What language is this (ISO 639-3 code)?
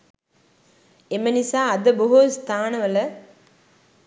sin